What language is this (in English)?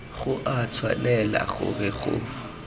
Tswana